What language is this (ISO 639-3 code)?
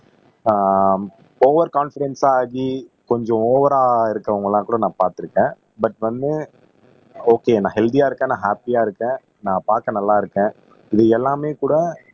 tam